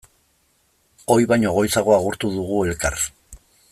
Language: Basque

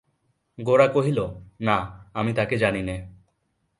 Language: Bangla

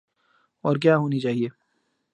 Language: Urdu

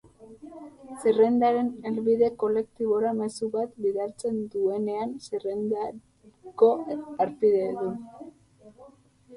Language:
Basque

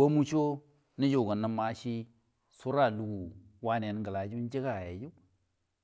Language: Buduma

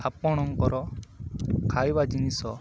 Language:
Odia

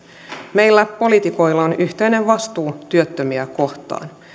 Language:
Finnish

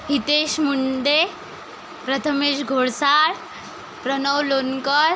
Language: Marathi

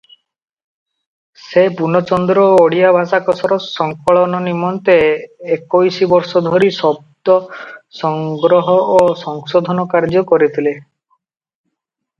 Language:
Odia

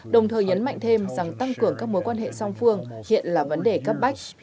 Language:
Vietnamese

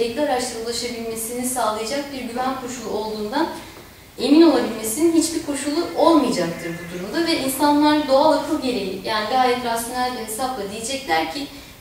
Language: Turkish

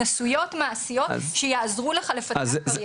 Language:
Hebrew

